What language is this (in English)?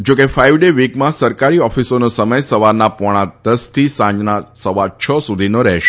Gujarati